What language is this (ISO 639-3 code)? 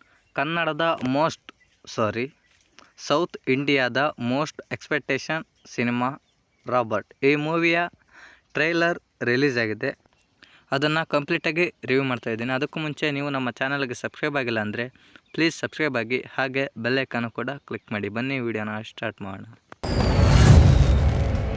kan